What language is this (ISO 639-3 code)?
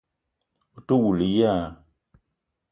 eto